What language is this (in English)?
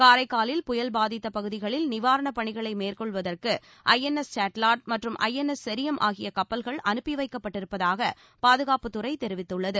Tamil